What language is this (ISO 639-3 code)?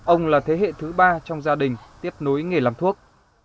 vie